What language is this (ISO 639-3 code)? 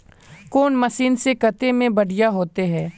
mag